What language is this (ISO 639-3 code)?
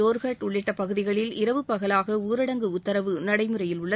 tam